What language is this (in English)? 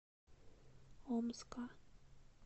Russian